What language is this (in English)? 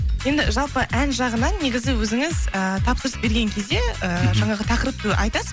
Kazakh